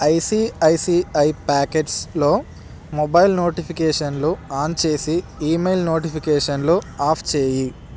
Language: Telugu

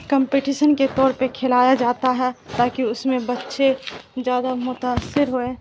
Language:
Urdu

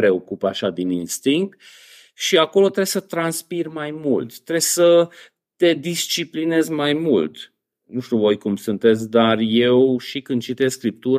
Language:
Romanian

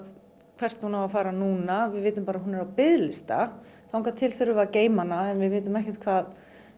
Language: Icelandic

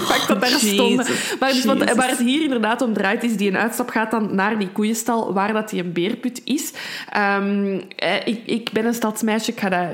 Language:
Dutch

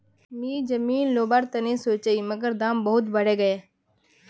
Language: Magahi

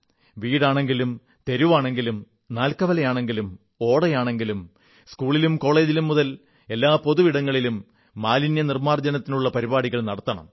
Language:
Malayalam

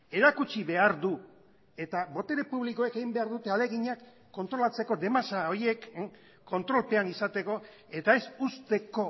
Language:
Basque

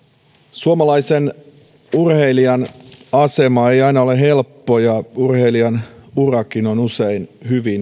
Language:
Finnish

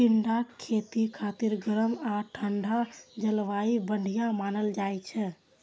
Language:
Maithili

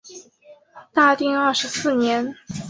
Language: Chinese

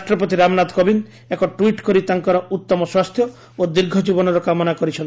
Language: Odia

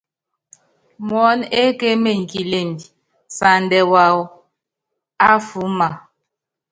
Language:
Yangben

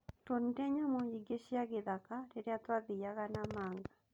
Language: Kikuyu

